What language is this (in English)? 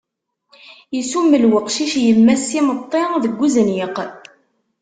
Kabyle